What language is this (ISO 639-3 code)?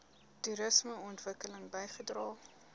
afr